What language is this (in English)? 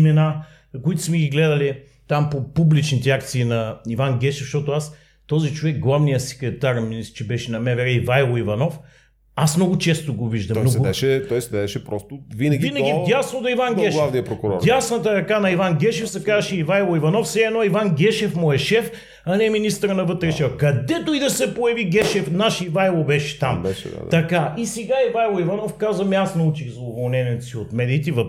Bulgarian